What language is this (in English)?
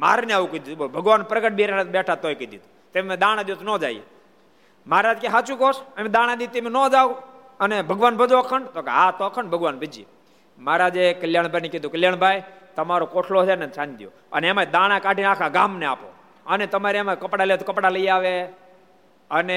Gujarati